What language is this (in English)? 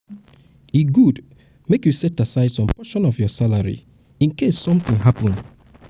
Nigerian Pidgin